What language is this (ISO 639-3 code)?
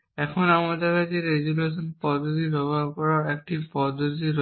ben